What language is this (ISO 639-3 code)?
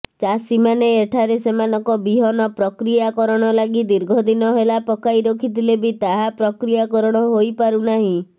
ori